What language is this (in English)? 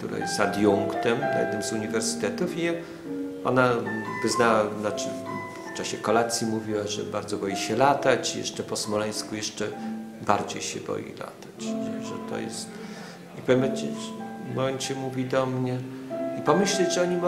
Polish